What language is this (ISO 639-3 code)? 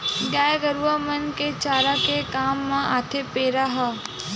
hne